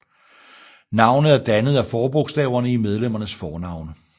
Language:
Danish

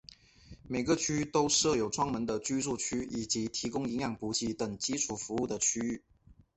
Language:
Chinese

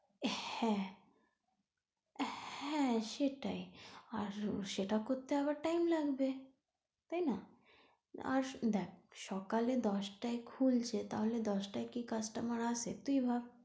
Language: Bangla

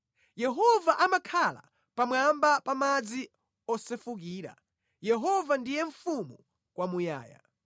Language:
Nyanja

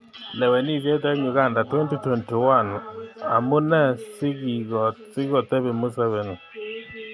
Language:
Kalenjin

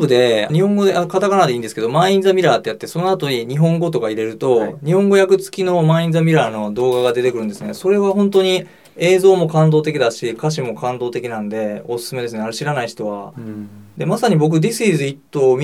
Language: Japanese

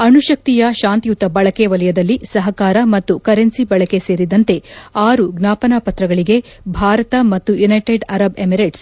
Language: Kannada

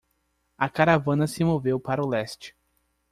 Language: Portuguese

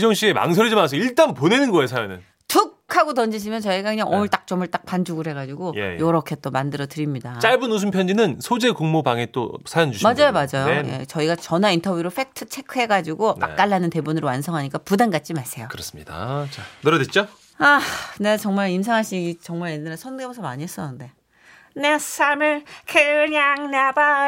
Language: Korean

